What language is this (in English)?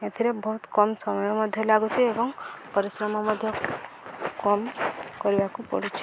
Odia